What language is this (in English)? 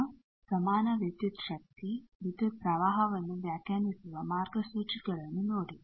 Kannada